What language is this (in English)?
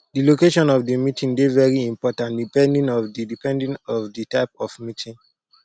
Nigerian Pidgin